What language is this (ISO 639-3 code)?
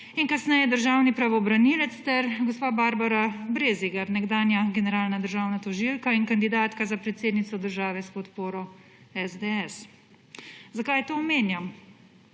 slv